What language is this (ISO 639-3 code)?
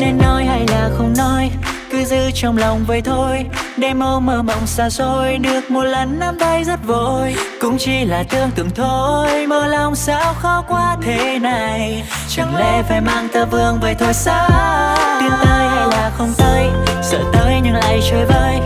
vie